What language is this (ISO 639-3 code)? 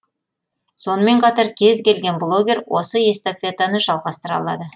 kaz